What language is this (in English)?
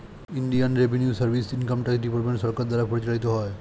Bangla